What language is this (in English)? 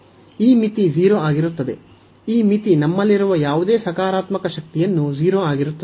Kannada